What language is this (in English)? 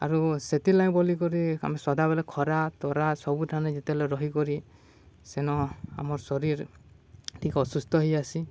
Odia